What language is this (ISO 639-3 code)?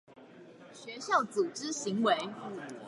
zho